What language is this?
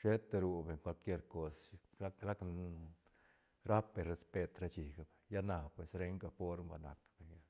Santa Catarina Albarradas Zapotec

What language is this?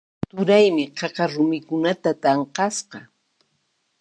Puno Quechua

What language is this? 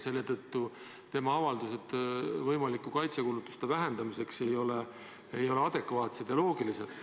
Estonian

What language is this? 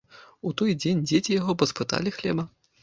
Belarusian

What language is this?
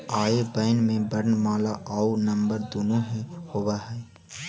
Magahi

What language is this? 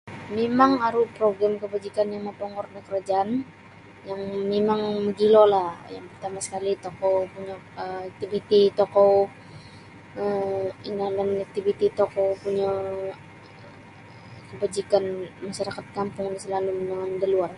Sabah Bisaya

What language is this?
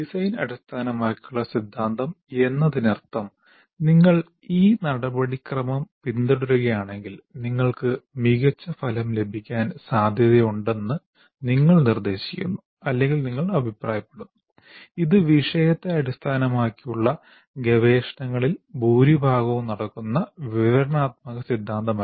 Malayalam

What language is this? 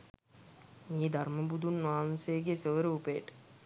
Sinhala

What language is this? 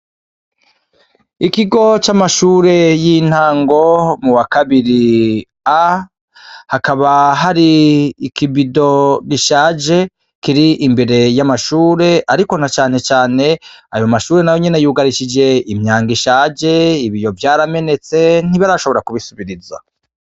Rundi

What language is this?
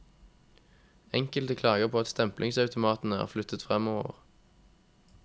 Norwegian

